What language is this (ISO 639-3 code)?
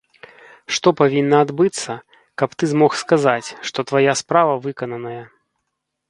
bel